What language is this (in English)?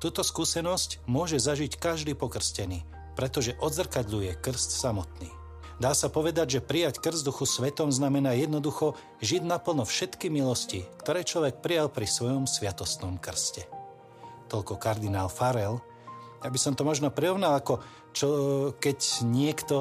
Slovak